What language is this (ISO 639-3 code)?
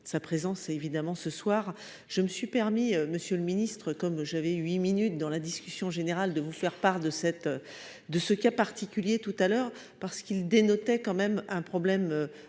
fra